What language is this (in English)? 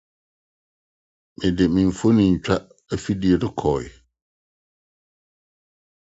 Akan